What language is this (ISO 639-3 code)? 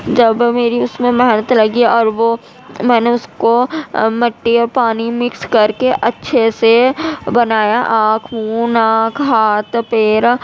urd